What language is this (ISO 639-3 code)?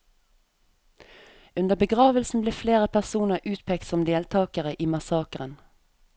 nor